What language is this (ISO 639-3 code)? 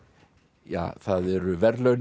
isl